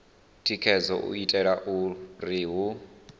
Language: Venda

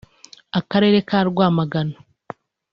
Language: Kinyarwanda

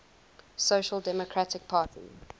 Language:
English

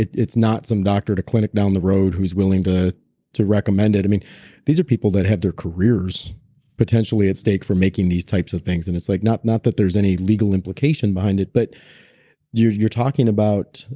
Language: English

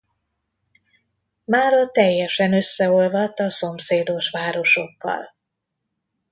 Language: Hungarian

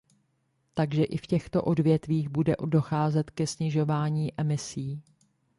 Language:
Czech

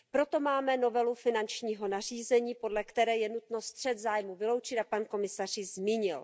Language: Czech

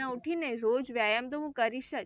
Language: Gujarati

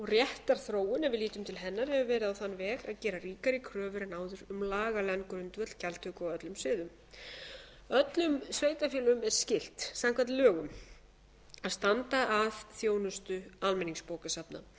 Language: Icelandic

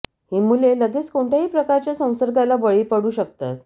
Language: Marathi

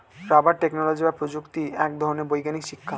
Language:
Bangla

